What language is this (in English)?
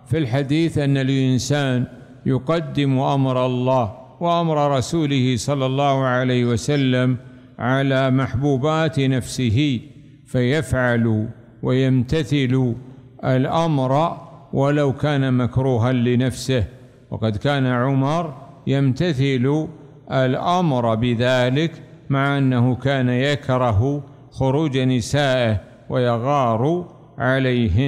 Arabic